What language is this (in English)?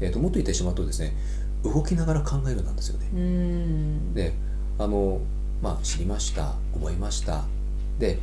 Japanese